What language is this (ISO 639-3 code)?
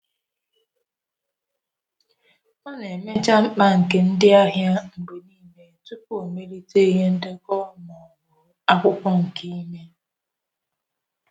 ibo